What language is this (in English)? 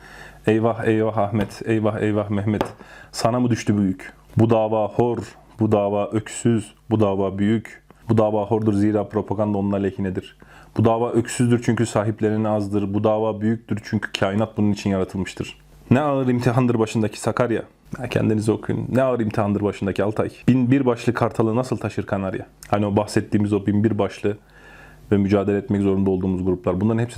Turkish